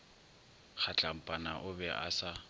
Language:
Northern Sotho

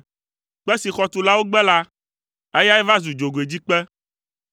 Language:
Ewe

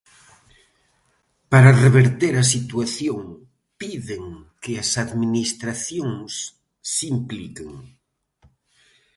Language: Galician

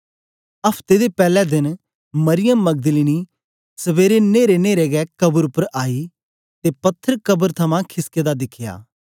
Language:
Dogri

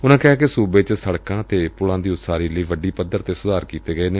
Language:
Punjabi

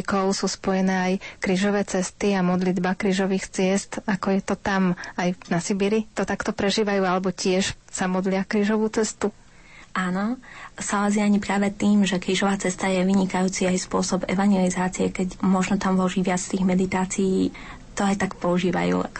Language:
Slovak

